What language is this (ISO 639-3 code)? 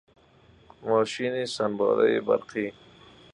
fas